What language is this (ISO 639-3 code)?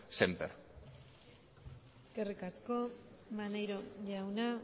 eus